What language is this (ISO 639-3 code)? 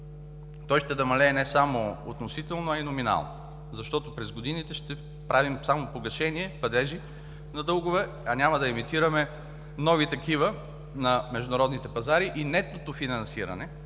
bul